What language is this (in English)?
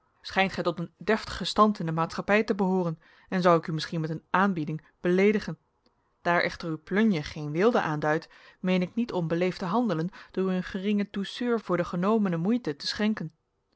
Dutch